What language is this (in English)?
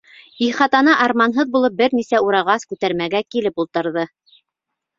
Bashkir